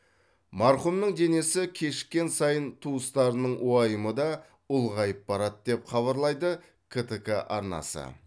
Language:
Kazakh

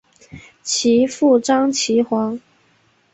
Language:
Chinese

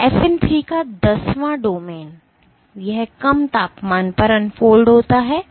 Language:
Hindi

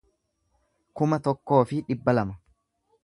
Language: Oromo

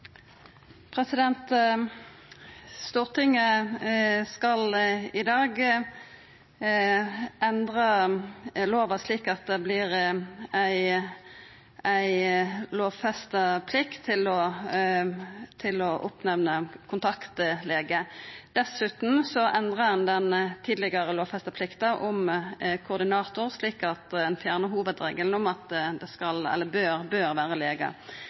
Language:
Norwegian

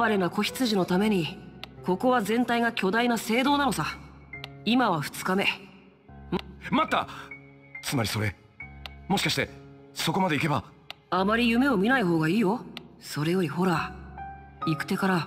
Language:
Japanese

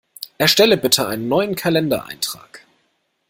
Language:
German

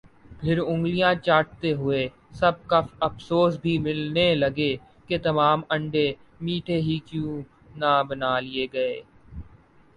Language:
Urdu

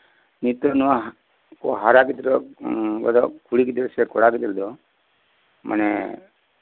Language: Santali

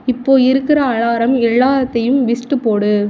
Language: Tamil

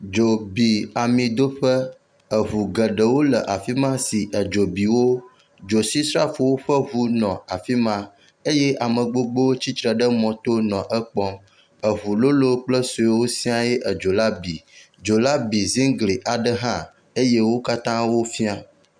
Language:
Ewe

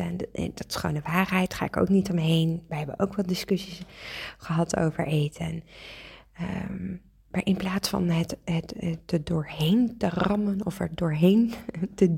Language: Dutch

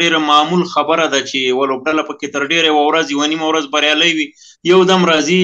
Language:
Romanian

